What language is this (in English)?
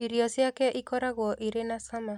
Kikuyu